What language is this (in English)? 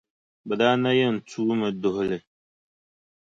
Dagbani